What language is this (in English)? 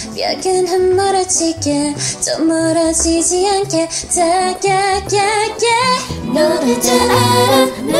Korean